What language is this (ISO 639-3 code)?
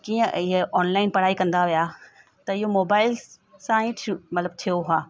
snd